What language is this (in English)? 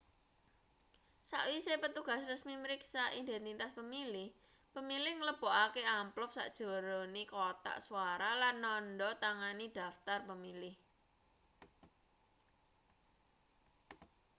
Javanese